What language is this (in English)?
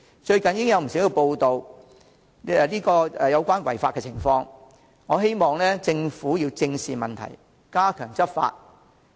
Cantonese